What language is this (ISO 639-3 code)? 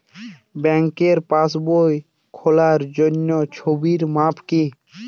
ben